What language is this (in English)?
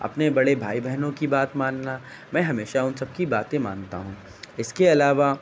Urdu